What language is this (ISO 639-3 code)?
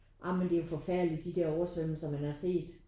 dan